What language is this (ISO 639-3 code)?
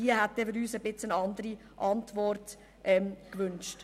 gsw